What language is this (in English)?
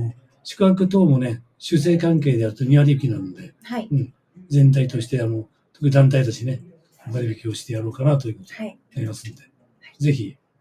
Japanese